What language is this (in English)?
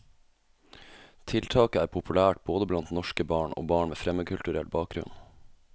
Norwegian